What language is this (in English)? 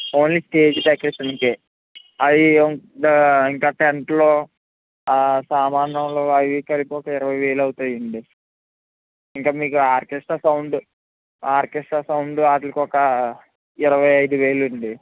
Telugu